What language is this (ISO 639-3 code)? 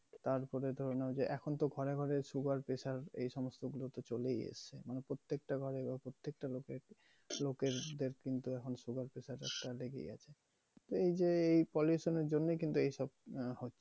ben